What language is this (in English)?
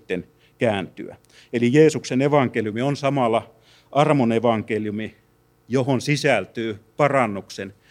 Finnish